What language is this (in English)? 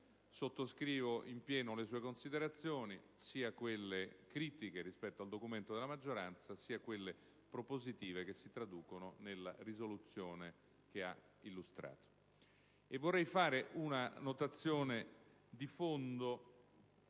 Italian